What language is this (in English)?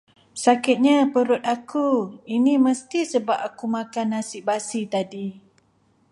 Malay